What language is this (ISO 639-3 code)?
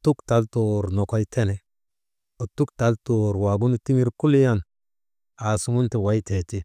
mde